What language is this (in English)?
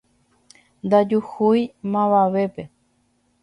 Guarani